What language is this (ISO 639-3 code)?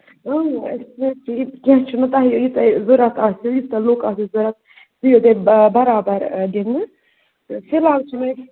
kas